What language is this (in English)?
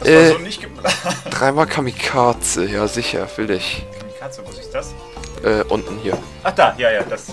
German